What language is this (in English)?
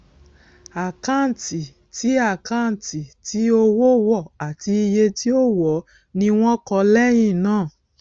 Yoruba